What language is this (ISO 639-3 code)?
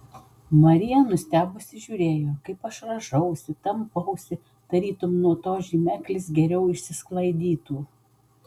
lit